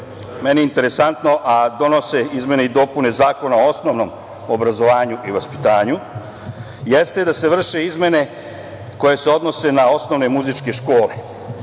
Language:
Serbian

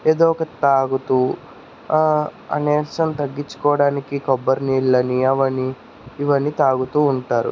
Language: Telugu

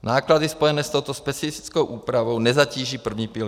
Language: Czech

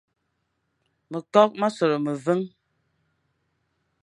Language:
Fang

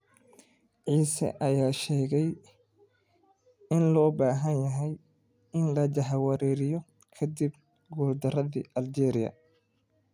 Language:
Somali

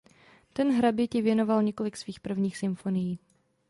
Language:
Czech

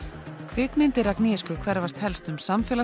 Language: Icelandic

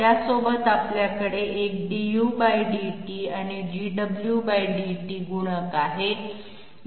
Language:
Marathi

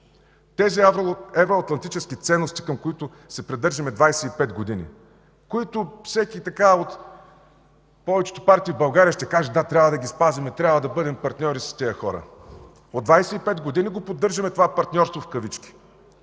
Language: Bulgarian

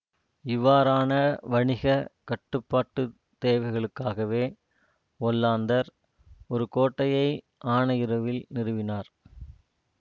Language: Tamil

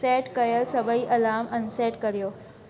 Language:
Sindhi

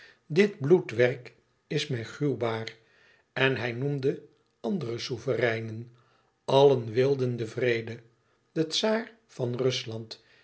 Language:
Dutch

